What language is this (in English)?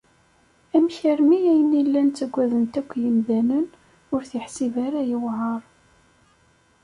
Kabyle